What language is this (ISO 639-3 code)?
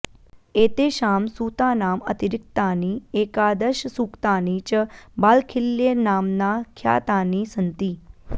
san